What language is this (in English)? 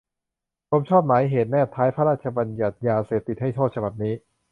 Thai